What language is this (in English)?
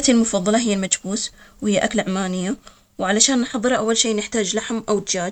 Omani Arabic